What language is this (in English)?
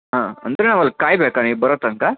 Kannada